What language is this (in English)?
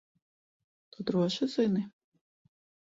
Latvian